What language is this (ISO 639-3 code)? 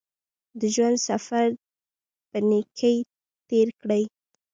pus